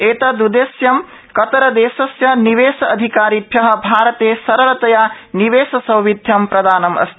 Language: Sanskrit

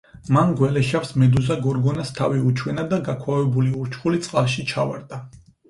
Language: Georgian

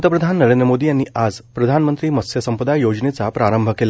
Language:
Marathi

